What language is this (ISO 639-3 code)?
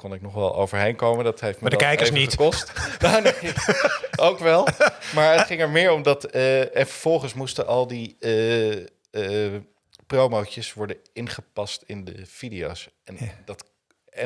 nld